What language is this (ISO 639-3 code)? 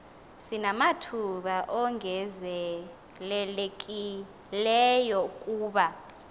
xho